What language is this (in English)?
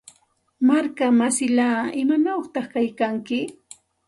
Santa Ana de Tusi Pasco Quechua